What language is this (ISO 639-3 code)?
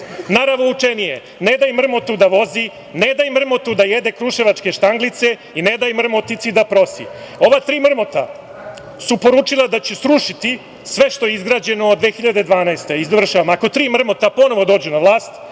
srp